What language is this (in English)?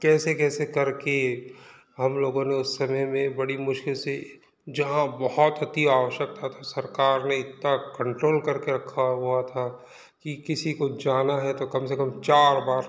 Hindi